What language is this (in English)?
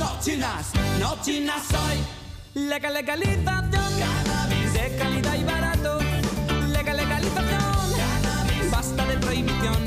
Dutch